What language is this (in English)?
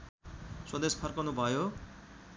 Nepali